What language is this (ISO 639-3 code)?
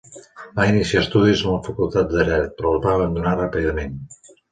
cat